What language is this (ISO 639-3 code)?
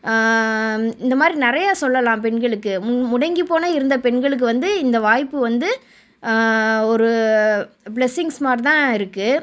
tam